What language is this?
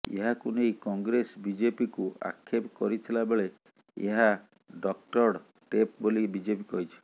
Odia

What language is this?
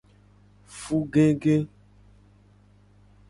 Gen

